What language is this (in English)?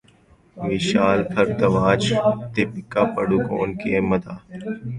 Urdu